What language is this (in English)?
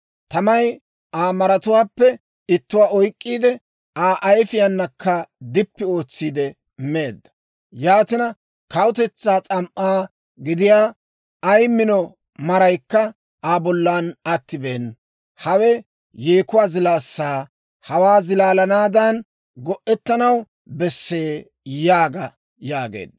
Dawro